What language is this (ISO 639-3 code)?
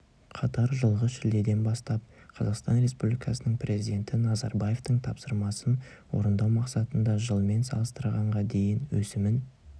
kaz